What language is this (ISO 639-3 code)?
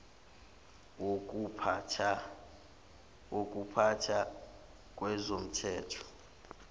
zul